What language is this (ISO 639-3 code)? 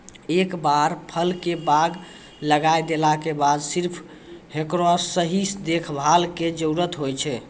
mai